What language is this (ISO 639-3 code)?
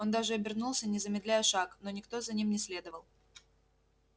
rus